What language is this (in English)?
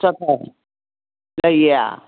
Manipuri